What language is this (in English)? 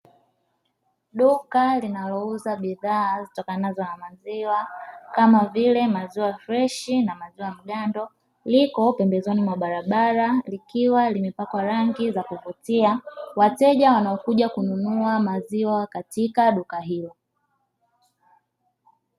Swahili